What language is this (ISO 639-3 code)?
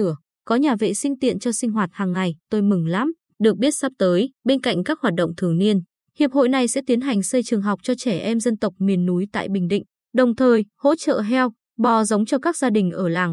vie